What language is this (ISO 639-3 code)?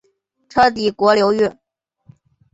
zho